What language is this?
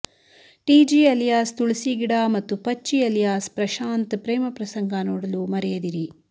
Kannada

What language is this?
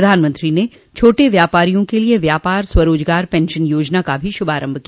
Hindi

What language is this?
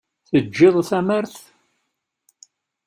Kabyle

